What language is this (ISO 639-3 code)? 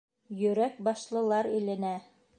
bak